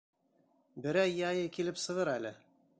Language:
Bashkir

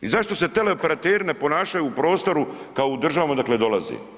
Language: Croatian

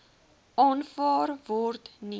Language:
Afrikaans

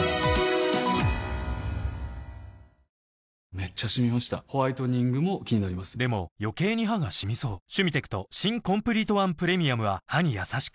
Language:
Japanese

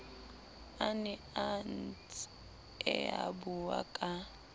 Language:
Southern Sotho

